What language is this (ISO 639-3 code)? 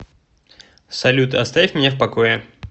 rus